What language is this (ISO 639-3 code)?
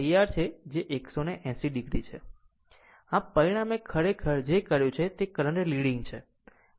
guj